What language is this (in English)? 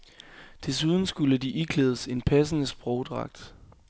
Danish